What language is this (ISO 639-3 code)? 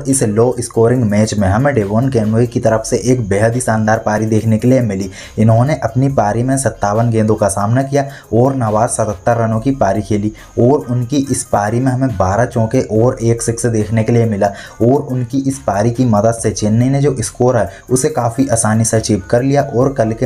hin